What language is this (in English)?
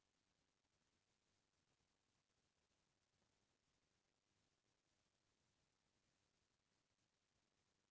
Chhattisgarhi